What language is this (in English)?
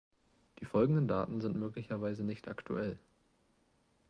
German